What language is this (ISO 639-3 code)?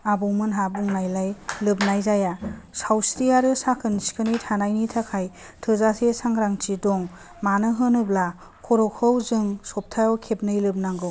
brx